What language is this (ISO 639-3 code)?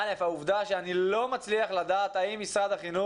heb